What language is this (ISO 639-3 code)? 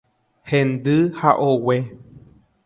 grn